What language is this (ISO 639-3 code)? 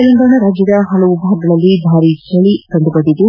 kan